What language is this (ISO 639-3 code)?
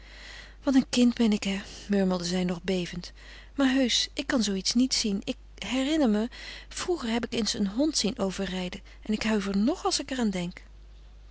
nld